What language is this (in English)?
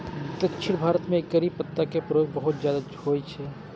Maithili